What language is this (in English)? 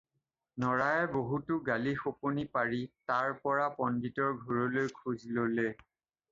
Assamese